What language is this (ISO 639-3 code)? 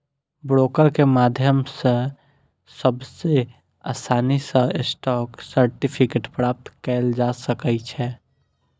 mai